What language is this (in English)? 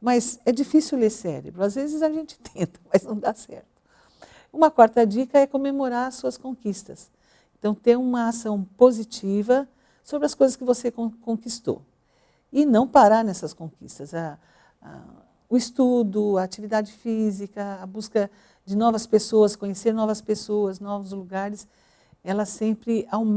Portuguese